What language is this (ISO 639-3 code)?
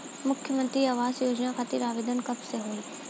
bho